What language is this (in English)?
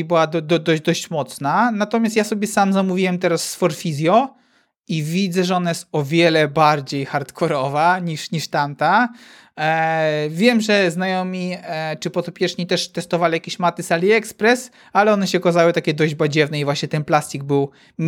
Polish